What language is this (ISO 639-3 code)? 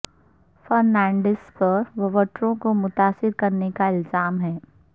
urd